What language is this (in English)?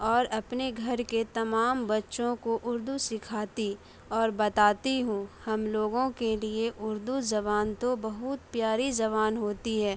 Urdu